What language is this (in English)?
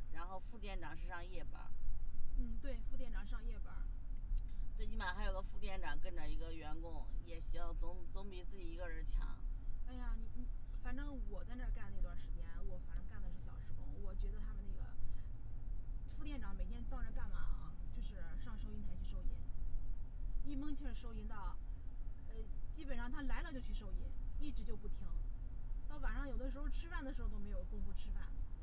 Chinese